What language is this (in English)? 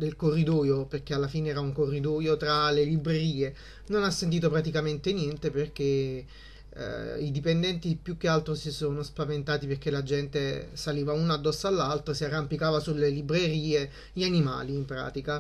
Italian